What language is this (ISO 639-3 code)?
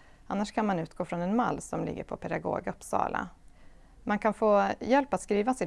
swe